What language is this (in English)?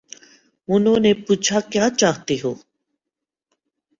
Urdu